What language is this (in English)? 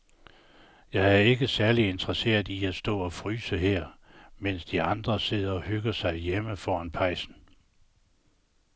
Danish